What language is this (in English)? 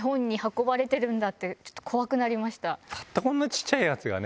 Japanese